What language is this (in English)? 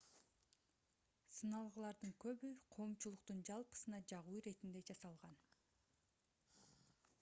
Kyrgyz